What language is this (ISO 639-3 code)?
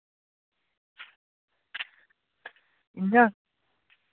doi